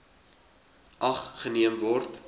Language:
Afrikaans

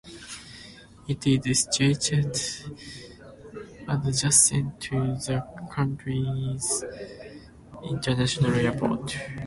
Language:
English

